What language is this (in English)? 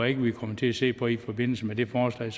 Danish